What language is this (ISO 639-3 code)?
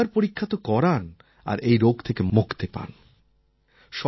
ben